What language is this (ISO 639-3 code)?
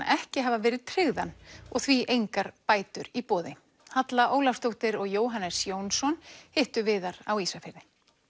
isl